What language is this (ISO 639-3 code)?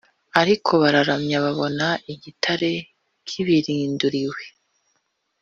kin